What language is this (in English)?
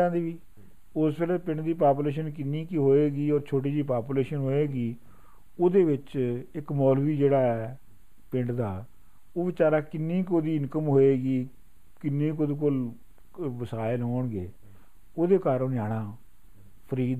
Punjabi